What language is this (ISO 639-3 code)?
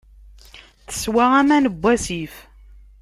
kab